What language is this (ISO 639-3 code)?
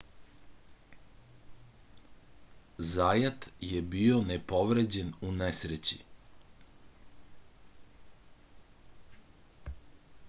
srp